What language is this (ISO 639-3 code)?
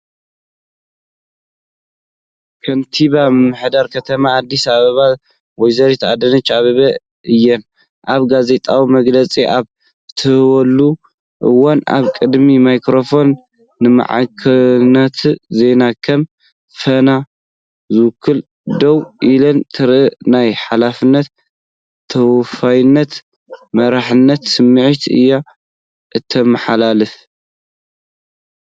tir